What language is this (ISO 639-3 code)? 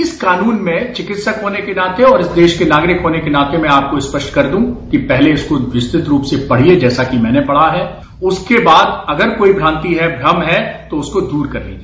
hin